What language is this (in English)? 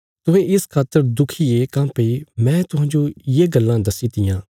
Bilaspuri